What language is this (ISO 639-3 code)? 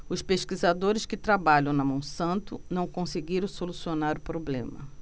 por